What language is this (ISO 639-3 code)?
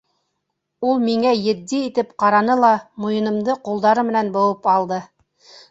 bak